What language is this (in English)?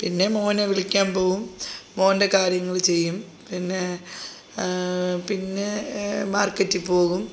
Malayalam